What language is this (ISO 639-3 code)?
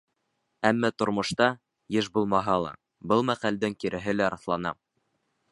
bak